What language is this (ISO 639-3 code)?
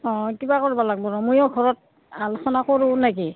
asm